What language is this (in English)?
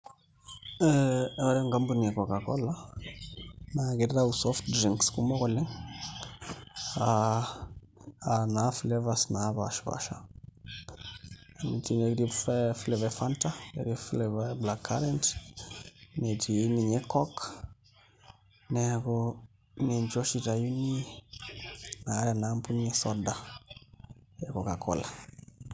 Masai